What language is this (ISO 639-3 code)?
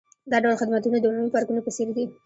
pus